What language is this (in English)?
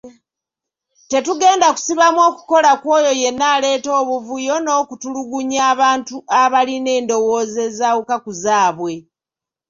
Ganda